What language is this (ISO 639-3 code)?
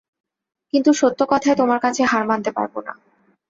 ben